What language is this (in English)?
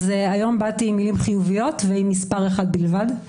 Hebrew